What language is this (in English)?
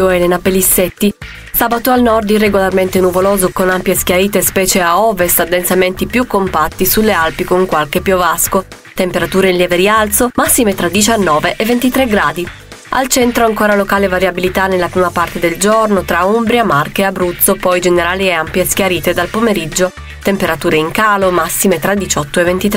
Italian